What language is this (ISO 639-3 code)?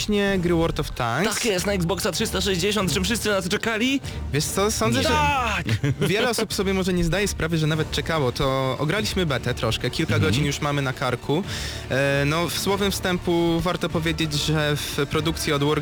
pol